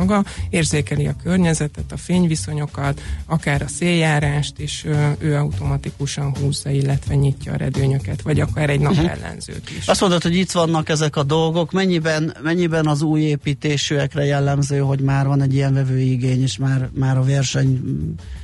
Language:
Hungarian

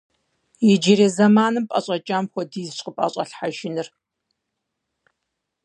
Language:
Kabardian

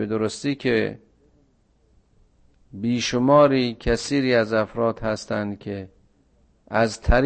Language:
Persian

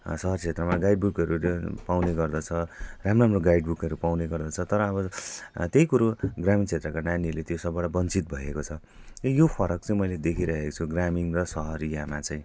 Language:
Nepali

